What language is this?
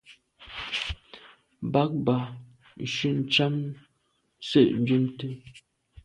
Medumba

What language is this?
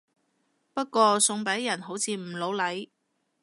Cantonese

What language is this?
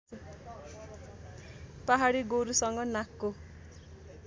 Nepali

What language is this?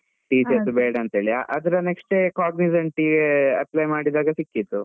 Kannada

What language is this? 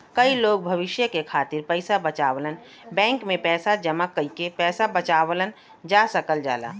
Bhojpuri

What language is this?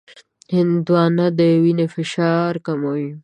Pashto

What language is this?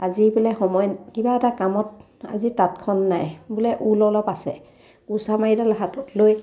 Assamese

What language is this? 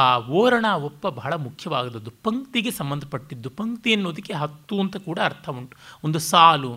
Kannada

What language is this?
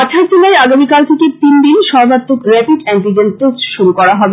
Bangla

